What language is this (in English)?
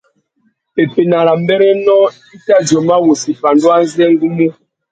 Tuki